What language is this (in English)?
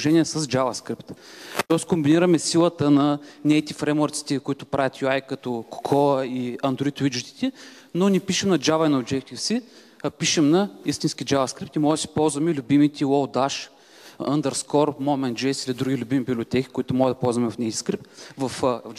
Bulgarian